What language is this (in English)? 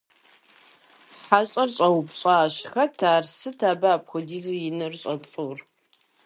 Kabardian